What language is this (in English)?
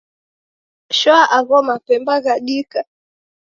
Taita